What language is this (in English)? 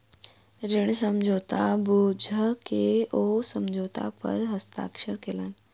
Maithili